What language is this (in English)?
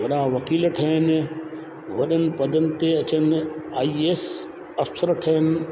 Sindhi